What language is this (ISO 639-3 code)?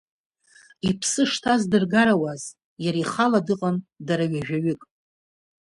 abk